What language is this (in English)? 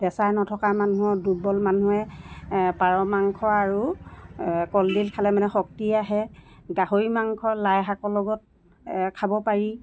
Assamese